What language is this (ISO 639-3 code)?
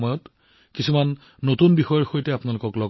asm